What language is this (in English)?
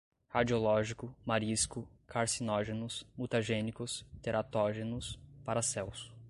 Portuguese